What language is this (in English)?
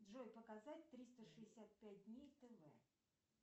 Russian